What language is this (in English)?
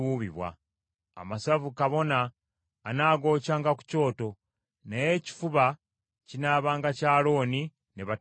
Ganda